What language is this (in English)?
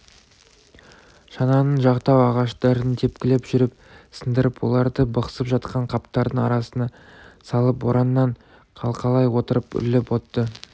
Kazakh